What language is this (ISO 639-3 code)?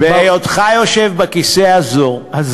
heb